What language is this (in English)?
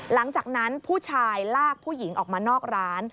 Thai